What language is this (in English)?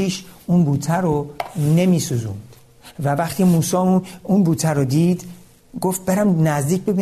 Persian